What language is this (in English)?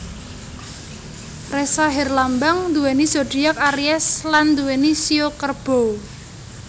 Javanese